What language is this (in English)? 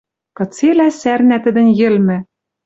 Western Mari